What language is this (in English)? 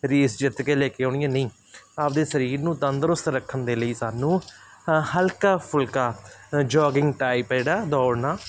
Punjabi